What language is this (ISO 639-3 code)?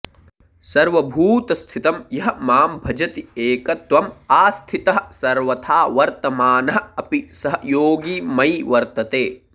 san